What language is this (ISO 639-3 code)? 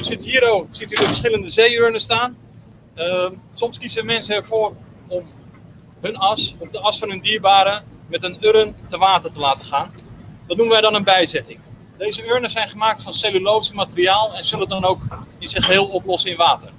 nld